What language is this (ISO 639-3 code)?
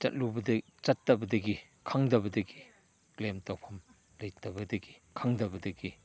mni